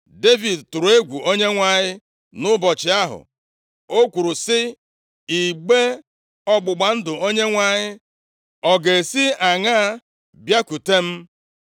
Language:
Igbo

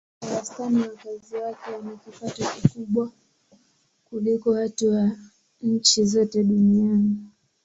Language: Swahili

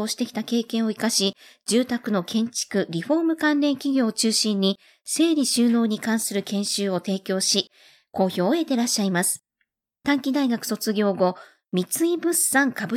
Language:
Japanese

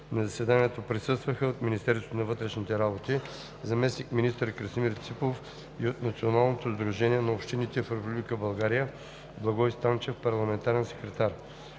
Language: Bulgarian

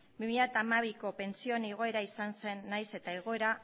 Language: Basque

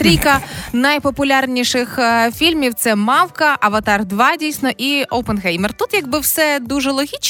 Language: Ukrainian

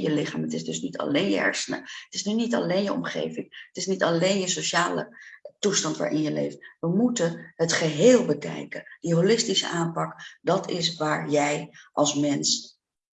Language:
Dutch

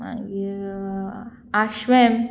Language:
Konkani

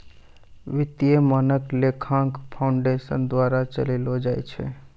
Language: Maithili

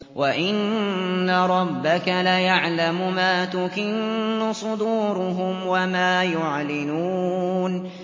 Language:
Arabic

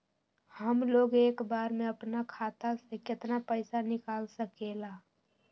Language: Magahi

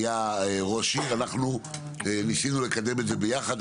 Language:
Hebrew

